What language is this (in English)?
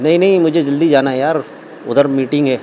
Urdu